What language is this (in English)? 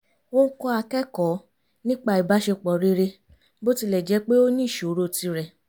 Yoruba